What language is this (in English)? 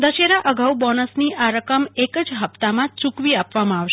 Gujarati